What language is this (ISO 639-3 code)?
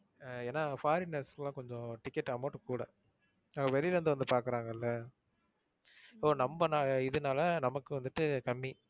tam